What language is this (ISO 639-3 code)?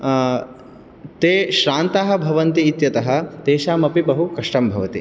san